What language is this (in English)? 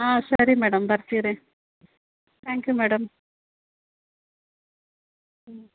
Kannada